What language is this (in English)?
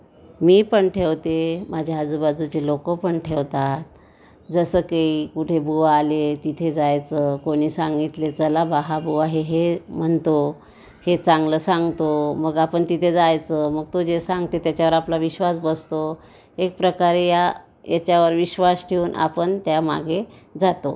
Marathi